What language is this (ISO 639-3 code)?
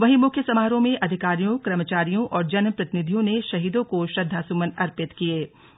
hin